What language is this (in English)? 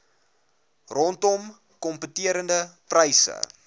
Afrikaans